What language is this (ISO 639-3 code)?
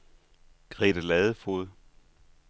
dan